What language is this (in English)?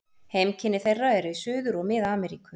Icelandic